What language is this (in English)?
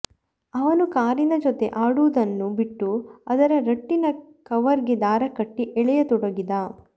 Kannada